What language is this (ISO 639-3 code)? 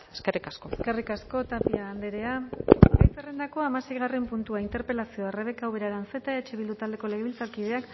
eus